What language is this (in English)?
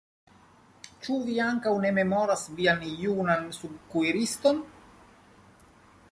Esperanto